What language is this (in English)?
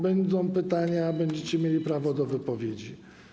Polish